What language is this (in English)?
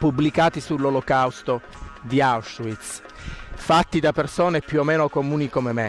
Italian